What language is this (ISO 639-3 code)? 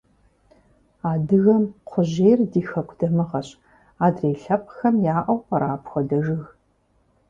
kbd